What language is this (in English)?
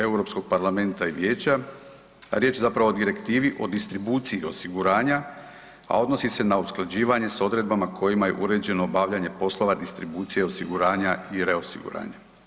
Croatian